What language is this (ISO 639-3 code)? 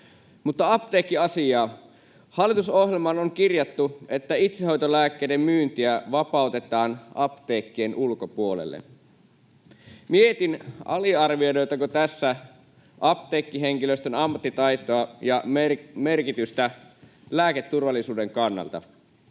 fin